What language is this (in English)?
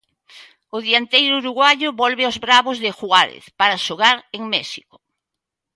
Galician